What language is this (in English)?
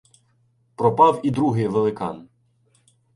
Ukrainian